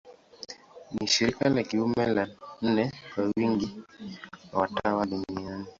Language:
Swahili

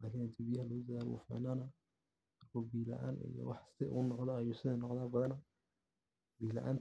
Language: Somali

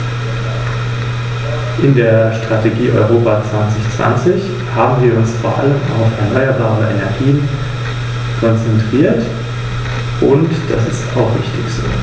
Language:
German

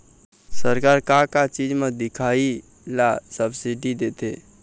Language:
Chhattisgarhi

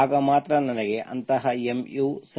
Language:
Kannada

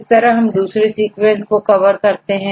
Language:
Hindi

